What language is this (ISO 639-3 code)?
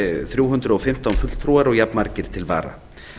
isl